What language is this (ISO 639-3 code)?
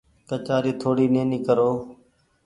gig